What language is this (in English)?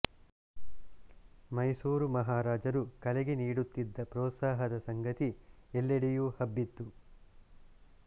Kannada